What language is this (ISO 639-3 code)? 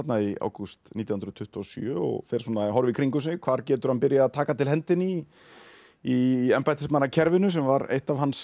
isl